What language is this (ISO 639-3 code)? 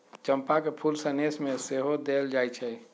mag